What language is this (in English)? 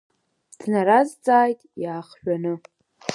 Abkhazian